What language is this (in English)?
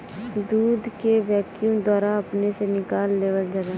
Bhojpuri